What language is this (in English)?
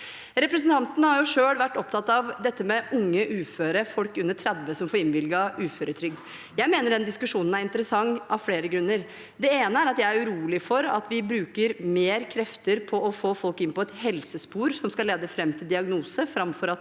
Norwegian